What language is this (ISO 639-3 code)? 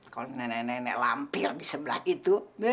ind